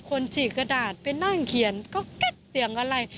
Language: Thai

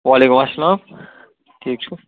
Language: Kashmiri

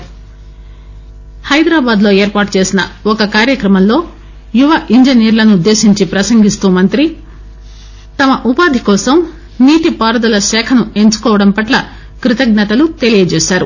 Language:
Telugu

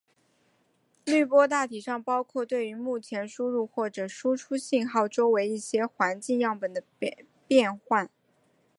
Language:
Chinese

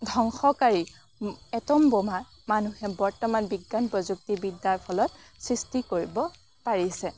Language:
Assamese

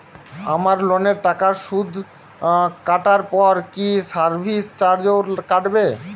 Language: Bangla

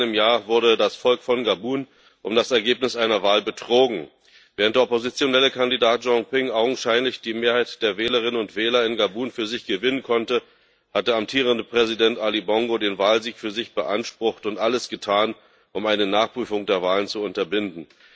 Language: German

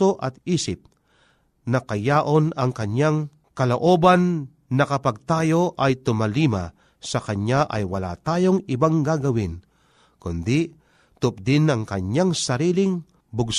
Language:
Filipino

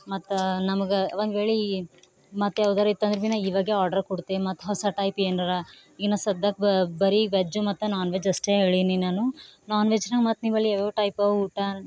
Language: Kannada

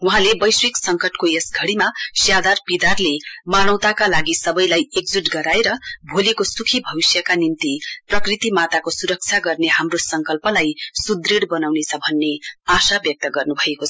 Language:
Nepali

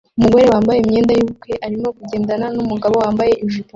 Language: Kinyarwanda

